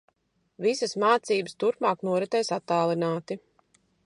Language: Latvian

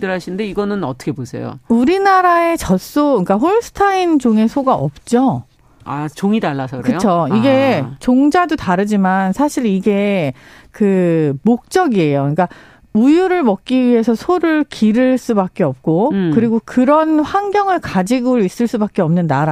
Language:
Korean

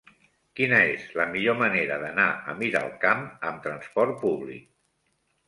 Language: Catalan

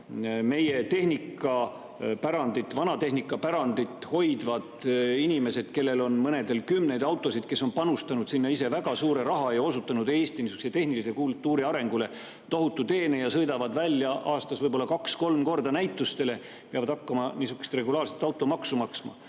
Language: Estonian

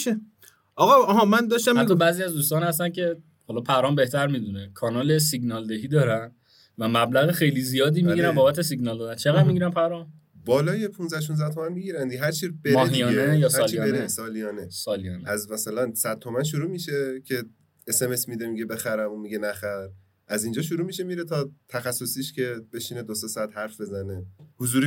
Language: Persian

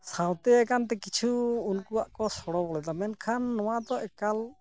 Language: Santali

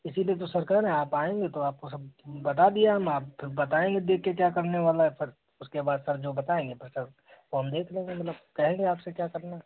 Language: Hindi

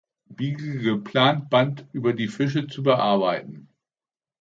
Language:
German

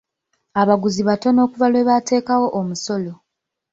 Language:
Ganda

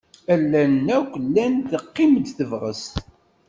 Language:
Kabyle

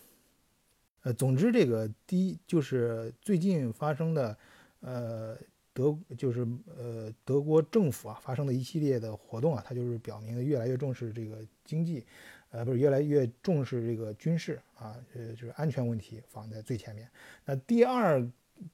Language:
Chinese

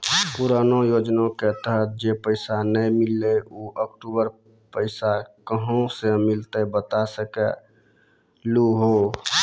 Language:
Maithili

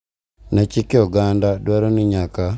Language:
Luo (Kenya and Tanzania)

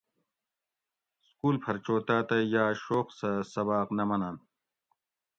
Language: Gawri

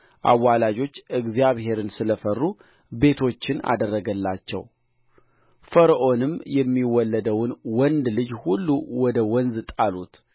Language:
Amharic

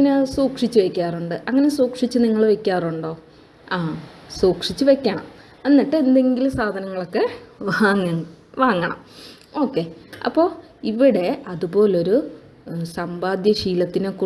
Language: Malayalam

